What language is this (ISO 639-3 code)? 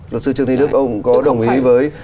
vie